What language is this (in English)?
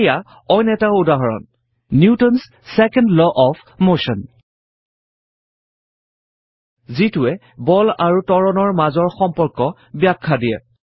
Assamese